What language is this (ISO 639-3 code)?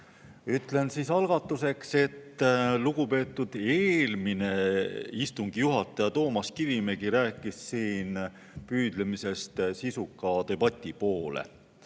est